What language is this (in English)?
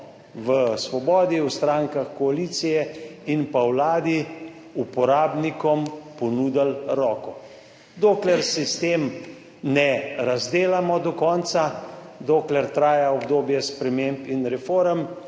Slovenian